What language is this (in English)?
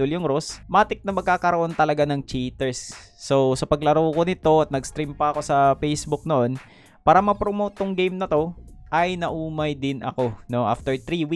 Filipino